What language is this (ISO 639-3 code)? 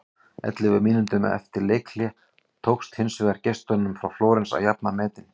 isl